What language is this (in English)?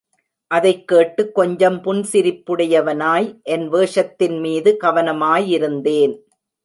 Tamil